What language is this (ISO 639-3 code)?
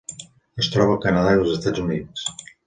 cat